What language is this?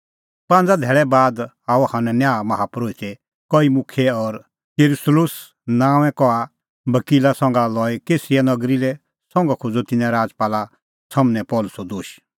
Kullu Pahari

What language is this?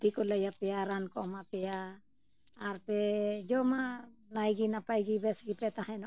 Santali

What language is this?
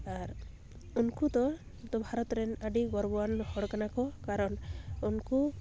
Santali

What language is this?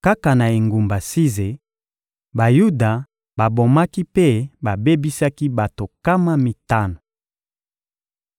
Lingala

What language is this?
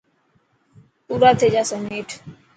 Dhatki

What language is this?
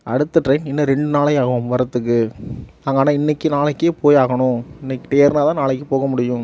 Tamil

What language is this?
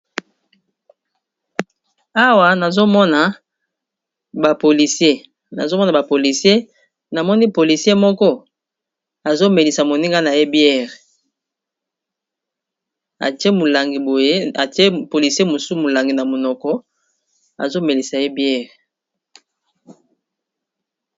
Lingala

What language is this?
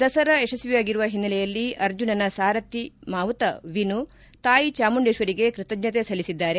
Kannada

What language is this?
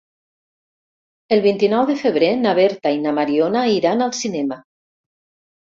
Catalan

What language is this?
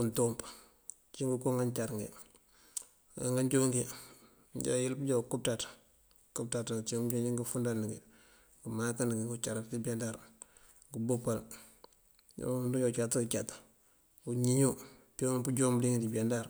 Mandjak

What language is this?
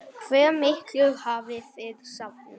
Icelandic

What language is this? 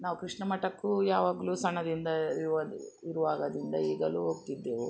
Kannada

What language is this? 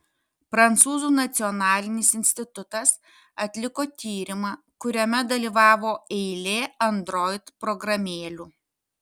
Lithuanian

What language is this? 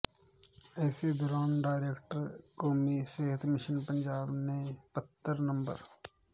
Punjabi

